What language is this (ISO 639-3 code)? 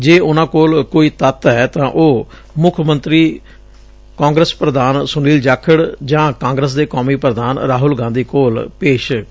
pan